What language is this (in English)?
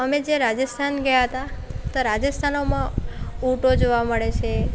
Gujarati